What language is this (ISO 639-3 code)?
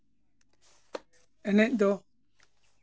sat